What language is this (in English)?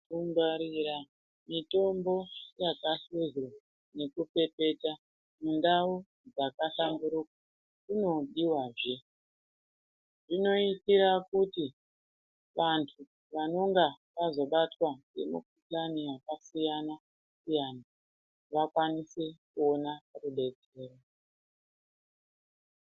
Ndau